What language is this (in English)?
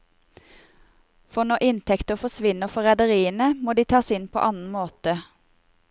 Norwegian